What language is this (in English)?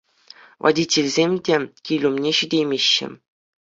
Chuvash